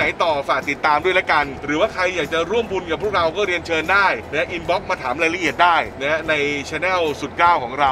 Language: Thai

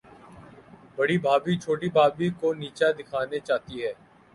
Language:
Urdu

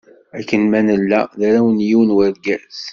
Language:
Kabyle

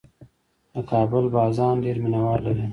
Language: Pashto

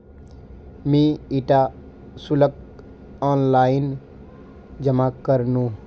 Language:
Magahi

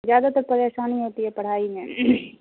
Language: Urdu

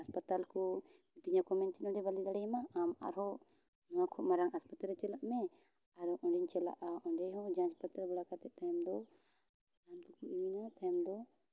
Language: Santali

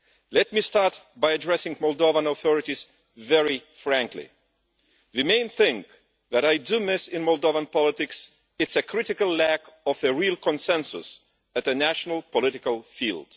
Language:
English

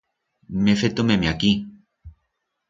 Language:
Aragonese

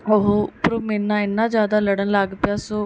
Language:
Punjabi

